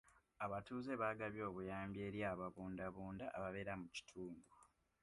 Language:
Ganda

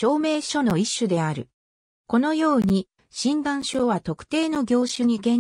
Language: Japanese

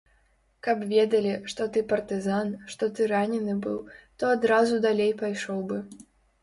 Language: Belarusian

